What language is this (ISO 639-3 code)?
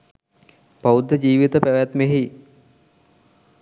sin